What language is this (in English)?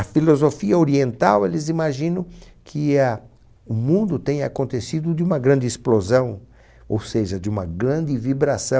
Portuguese